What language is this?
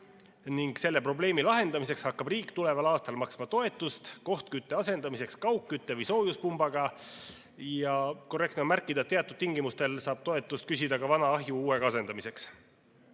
Estonian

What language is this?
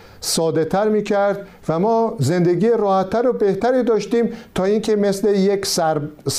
Persian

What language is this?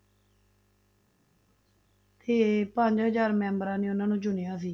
Punjabi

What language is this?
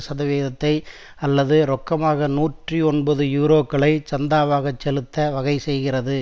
Tamil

